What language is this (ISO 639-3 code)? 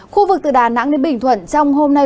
vie